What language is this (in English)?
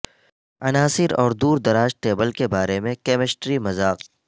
Urdu